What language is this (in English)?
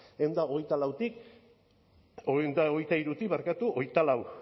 Basque